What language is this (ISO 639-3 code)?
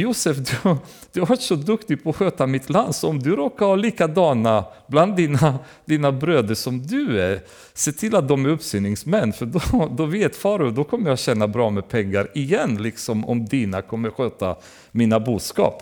swe